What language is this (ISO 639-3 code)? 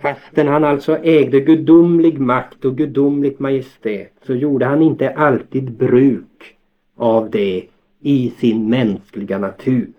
swe